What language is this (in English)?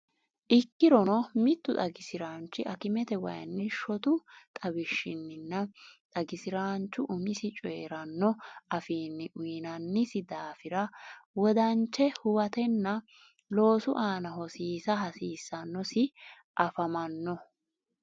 Sidamo